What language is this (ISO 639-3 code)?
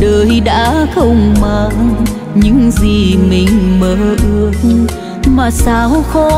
vie